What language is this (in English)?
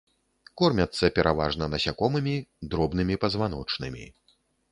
Belarusian